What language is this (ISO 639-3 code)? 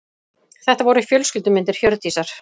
isl